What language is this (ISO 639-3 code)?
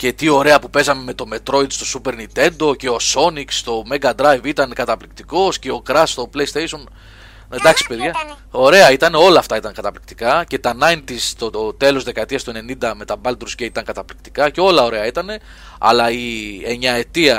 ell